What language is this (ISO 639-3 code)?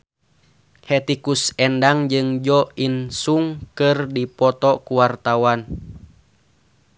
sun